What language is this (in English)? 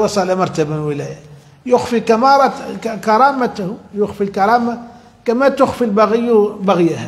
Arabic